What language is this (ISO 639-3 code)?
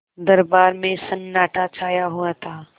hin